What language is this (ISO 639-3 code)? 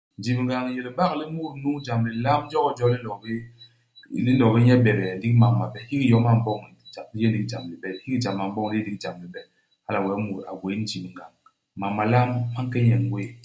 bas